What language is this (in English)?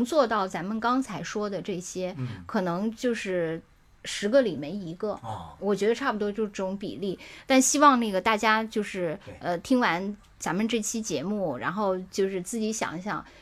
Chinese